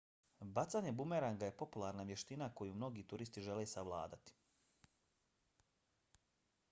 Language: Bosnian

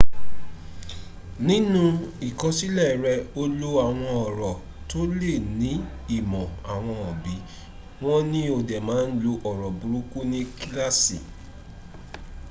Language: Yoruba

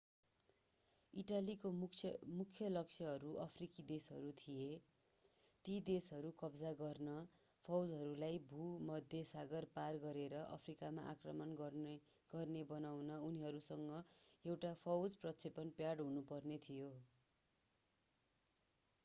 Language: Nepali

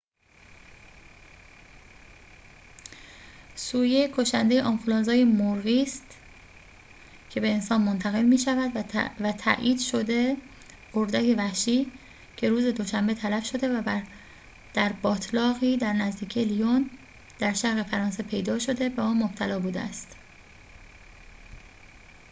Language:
Persian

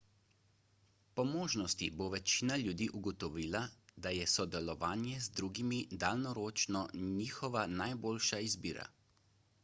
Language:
Slovenian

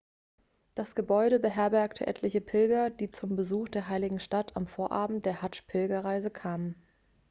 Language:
German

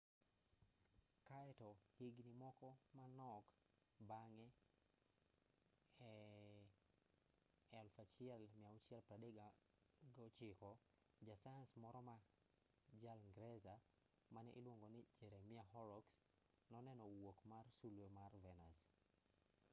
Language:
Luo (Kenya and Tanzania)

